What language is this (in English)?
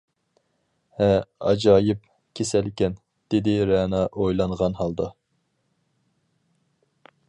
Uyghur